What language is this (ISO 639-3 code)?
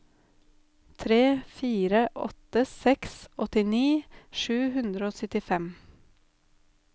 nor